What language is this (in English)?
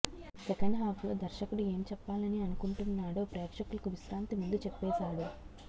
Telugu